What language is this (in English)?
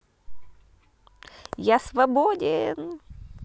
Russian